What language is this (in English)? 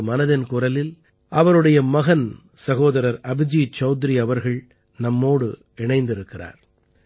Tamil